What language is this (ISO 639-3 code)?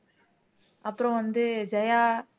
tam